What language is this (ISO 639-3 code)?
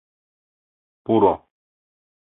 chm